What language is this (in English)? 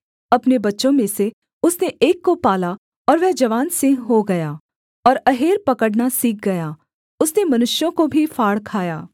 Hindi